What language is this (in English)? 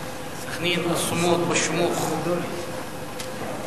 Hebrew